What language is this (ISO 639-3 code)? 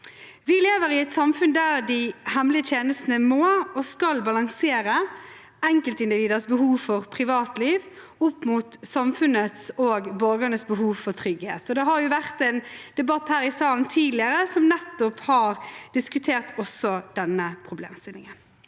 nor